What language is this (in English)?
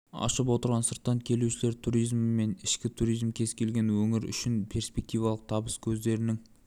Kazakh